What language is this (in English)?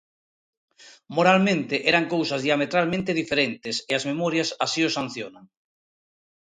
Galician